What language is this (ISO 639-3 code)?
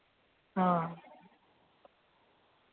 doi